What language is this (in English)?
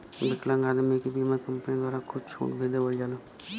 Bhojpuri